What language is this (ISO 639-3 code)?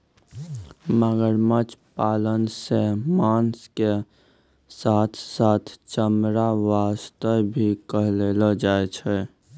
mai